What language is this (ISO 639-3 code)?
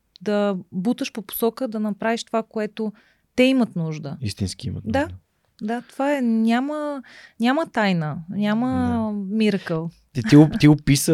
bul